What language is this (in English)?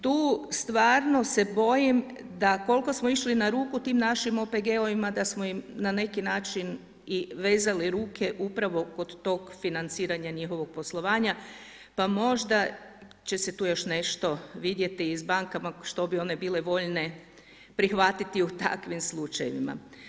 Croatian